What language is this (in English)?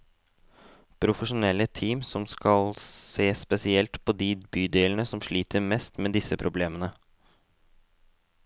Norwegian